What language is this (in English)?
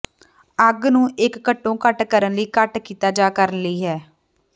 Punjabi